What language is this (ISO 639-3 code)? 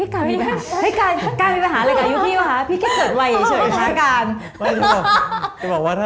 tha